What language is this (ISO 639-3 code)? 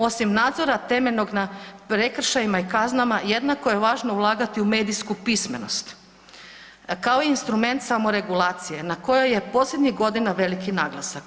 hrv